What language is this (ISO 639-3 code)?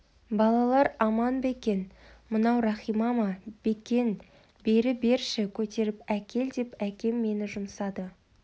kaz